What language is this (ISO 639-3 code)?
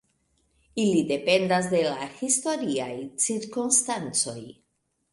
epo